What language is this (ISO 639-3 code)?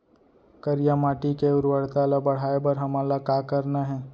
hne